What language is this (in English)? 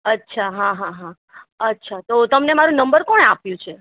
Gujarati